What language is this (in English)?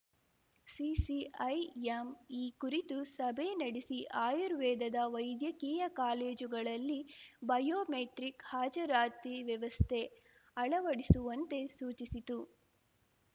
Kannada